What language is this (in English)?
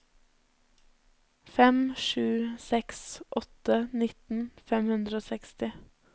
Norwegian